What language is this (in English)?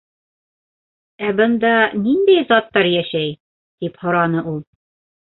Bashkir